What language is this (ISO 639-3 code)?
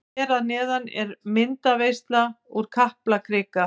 isl